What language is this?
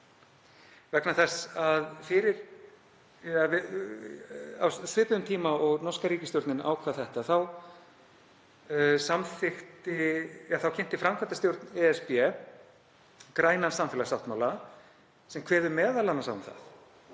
Icelandic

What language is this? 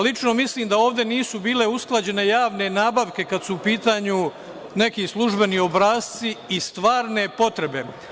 Serbian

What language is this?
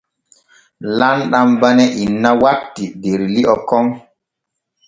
Borgu Fulfulde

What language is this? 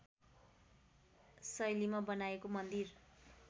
Nepali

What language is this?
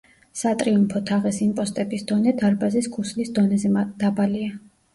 Georgian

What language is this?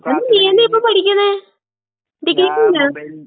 Malayalam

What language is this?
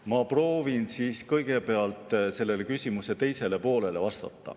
Estonian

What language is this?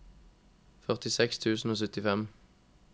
Norwegian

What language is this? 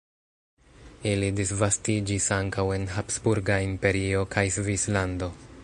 Esperanto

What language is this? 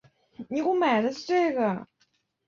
Chinese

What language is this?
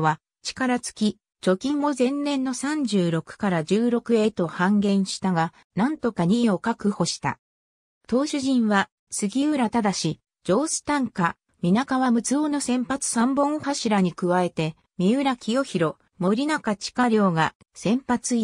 Japanese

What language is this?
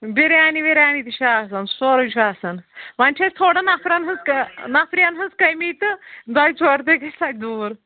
Kashmiri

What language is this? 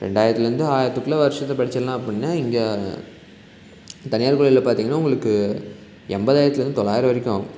Tamil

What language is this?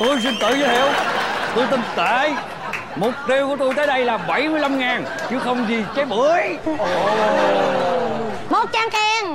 Vietnamese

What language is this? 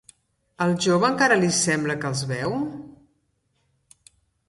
Catalan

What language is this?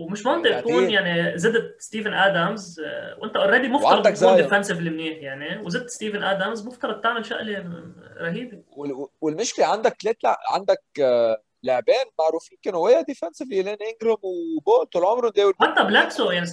Arabic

